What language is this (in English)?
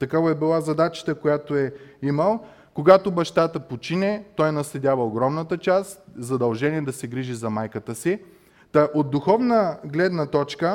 Bulgarian